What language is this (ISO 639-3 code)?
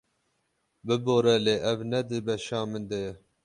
kur